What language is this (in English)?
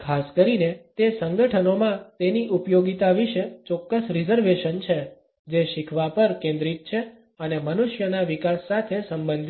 Gujarati